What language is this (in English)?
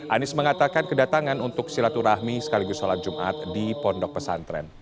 Indonesian